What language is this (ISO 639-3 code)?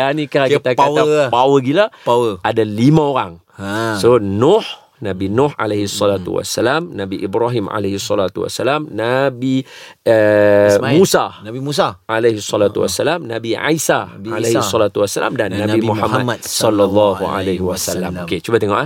msa